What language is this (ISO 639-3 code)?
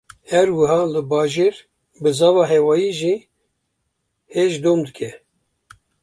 kur